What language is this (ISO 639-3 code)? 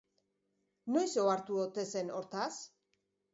eus